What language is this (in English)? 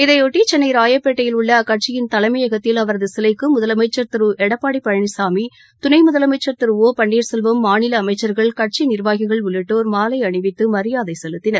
Tamil